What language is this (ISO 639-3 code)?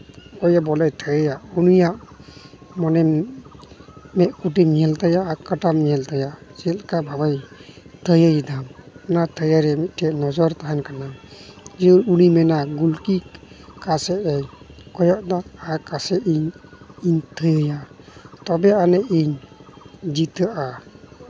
sat